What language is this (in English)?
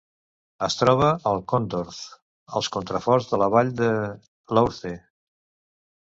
Catalan